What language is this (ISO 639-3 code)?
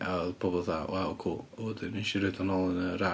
cym